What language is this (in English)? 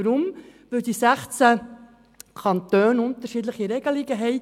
Swiss German